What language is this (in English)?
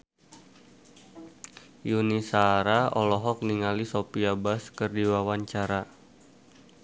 Sundanese